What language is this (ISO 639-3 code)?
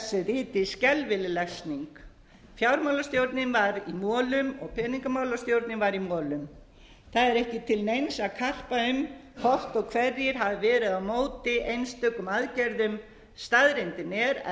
isl